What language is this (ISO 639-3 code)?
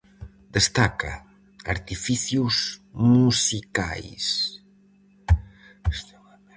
glg